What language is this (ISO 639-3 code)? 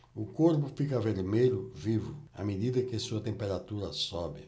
por